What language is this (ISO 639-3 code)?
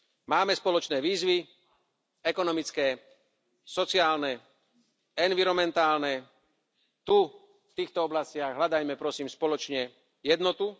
slk